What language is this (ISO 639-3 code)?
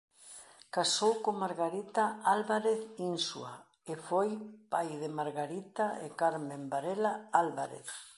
glg